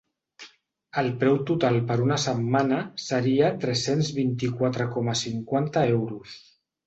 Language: Catalan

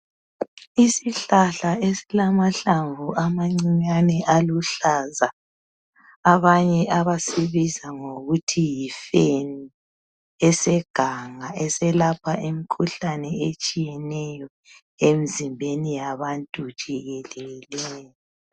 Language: North Ndebele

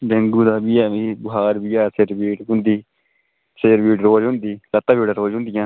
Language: Dogri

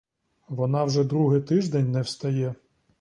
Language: Ukrainian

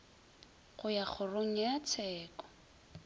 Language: Northern Sotho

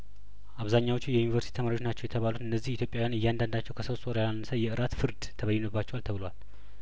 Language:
Amharic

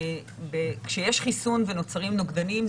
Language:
Hebrew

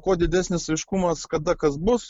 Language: Lithuanian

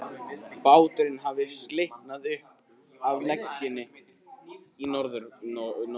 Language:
Icelandic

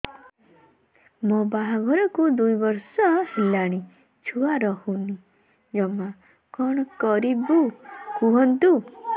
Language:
Odia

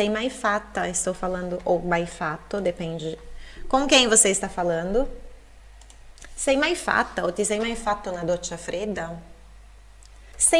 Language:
Portuguese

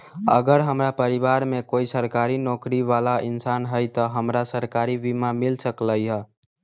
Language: Magahi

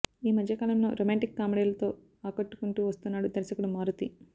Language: Telugu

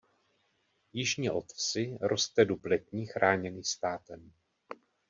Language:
Czech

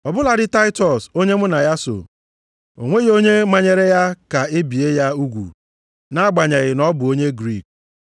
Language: Igbo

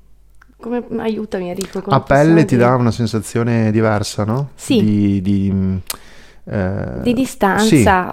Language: Italian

